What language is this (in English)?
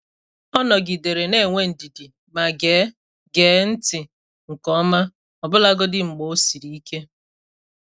Igbo